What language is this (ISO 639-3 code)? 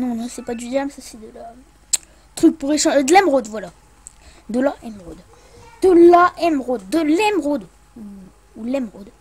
fra